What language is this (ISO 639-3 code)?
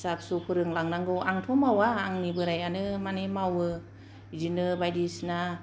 brx